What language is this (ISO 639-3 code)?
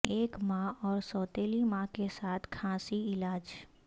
urd